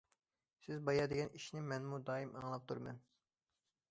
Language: Uyghur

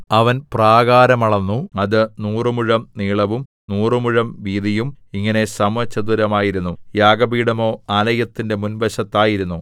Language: Malayalam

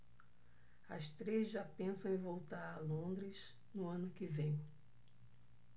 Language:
Portuguese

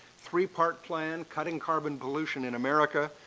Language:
English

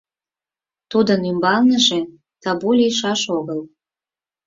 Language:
Mari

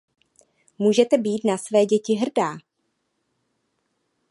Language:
Czech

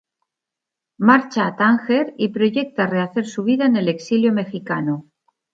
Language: Spanish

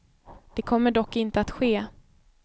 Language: Swedish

